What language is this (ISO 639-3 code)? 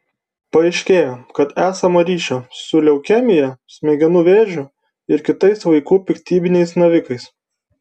lit